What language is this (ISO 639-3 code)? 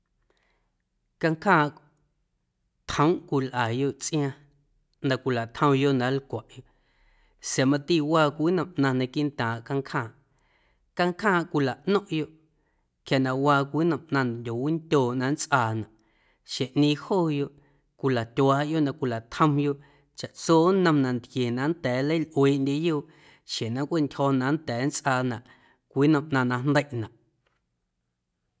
amu